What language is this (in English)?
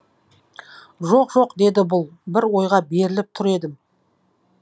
Kazakh